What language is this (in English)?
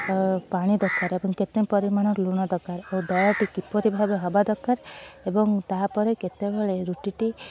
Odia